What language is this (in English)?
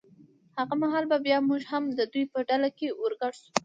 Pashto